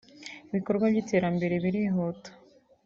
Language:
Kinyarwanda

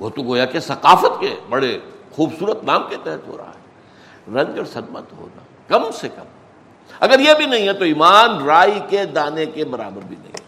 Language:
Urdu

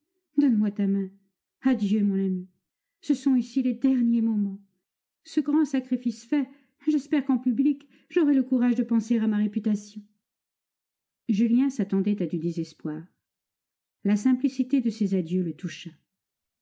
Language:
French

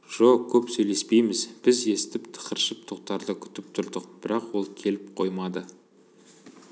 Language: Kazakh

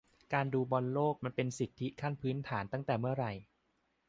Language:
Thai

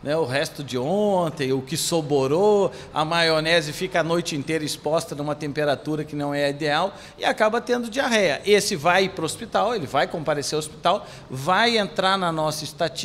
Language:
Portuguese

